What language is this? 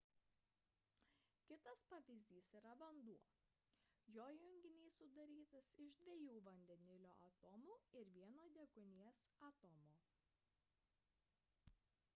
Lithuanian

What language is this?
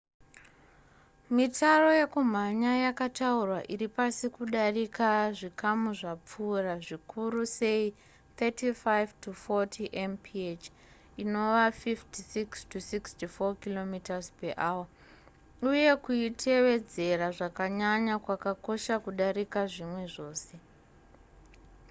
Shona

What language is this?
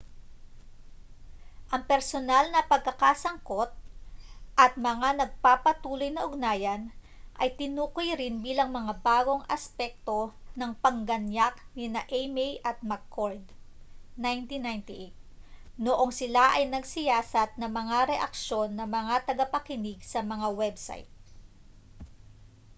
Filipino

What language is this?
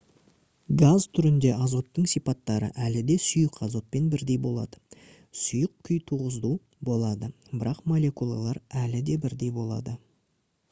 Kazakh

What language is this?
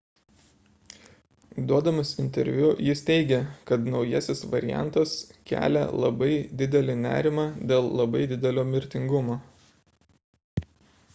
Lithuanian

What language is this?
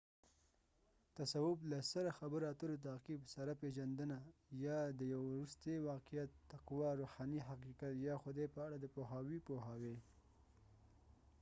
Pashto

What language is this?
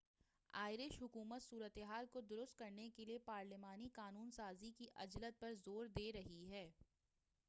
Urdu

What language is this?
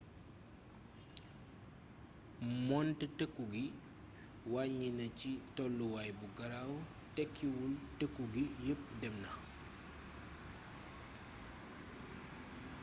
Wolof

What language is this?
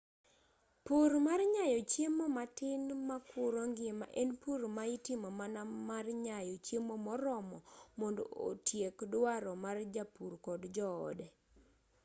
Luo (Kenya and Tanzania)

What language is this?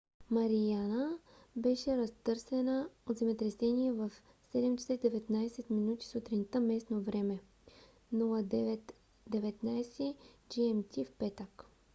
Bulgarian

